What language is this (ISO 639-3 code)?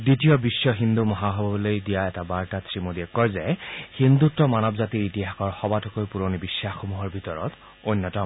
asm